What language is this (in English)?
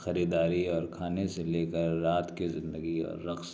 Urdu